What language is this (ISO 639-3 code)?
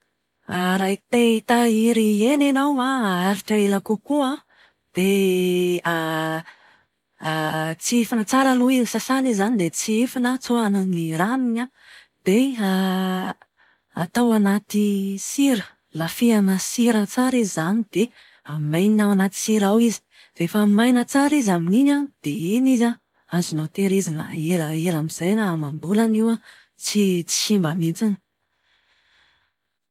mlg